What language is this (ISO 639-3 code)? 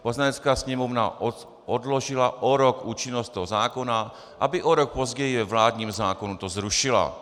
ces